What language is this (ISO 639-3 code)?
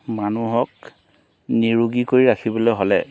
asm